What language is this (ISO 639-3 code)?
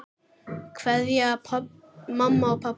isl